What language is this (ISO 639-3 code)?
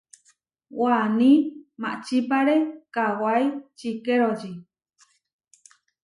var